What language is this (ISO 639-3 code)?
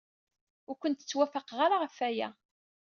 kab